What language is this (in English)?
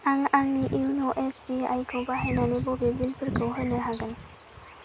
Bodo